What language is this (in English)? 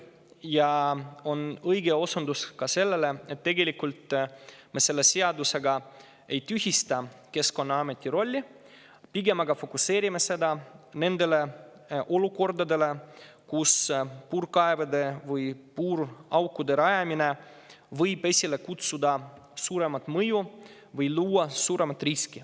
Estonian